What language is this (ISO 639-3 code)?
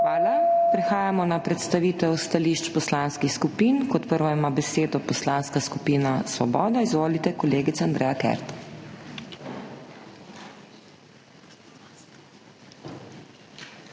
slv